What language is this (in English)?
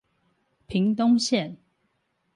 Chinese